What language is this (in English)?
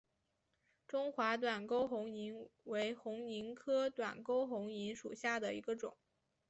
Chinese